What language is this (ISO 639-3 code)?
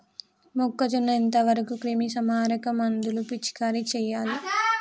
tel